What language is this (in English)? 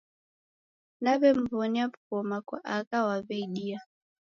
Taita